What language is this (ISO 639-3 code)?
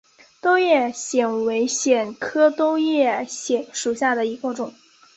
zho